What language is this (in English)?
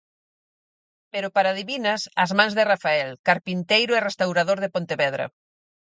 Galician